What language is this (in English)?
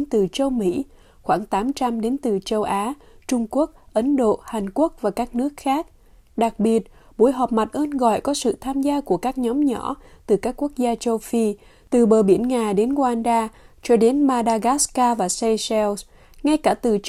Vietnamese